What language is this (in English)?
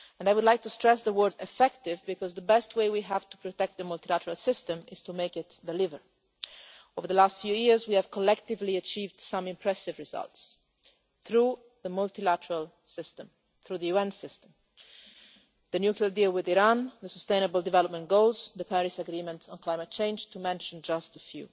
English